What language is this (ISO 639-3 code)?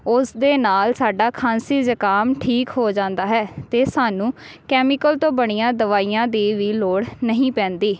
pan